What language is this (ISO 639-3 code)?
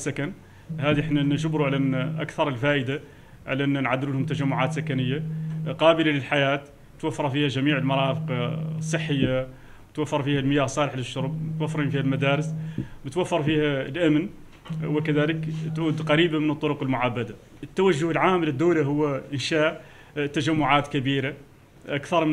ara